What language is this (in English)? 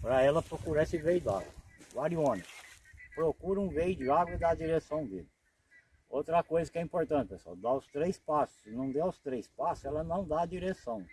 Portuguese